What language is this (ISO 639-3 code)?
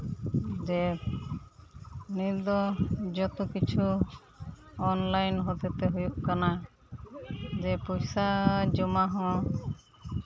sat